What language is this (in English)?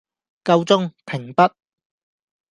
Cantonese